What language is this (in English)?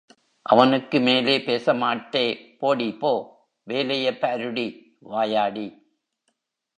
Tamil